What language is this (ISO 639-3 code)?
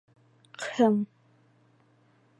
bak